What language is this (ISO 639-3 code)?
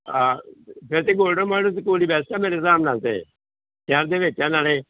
pan